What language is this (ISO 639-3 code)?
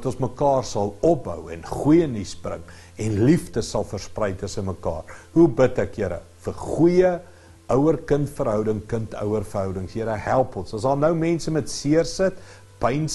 nld